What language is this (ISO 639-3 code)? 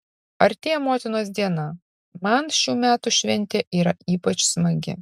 lit